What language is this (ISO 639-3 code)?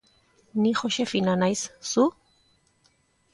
eus